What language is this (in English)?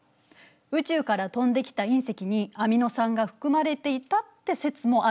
Japanese